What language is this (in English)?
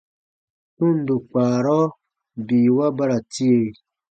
Baatonum